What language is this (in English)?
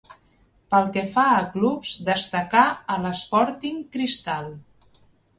Catalan